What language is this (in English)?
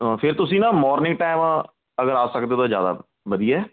Punjabi